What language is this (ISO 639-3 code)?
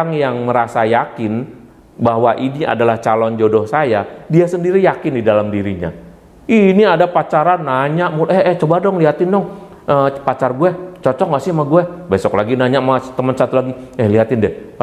ind